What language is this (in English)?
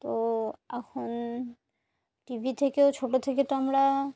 Bangla